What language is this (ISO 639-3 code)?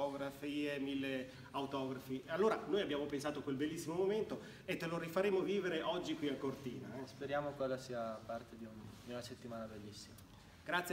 ita